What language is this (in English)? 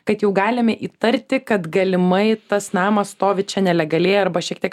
Lithuanian